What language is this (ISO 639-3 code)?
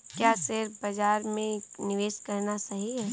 hin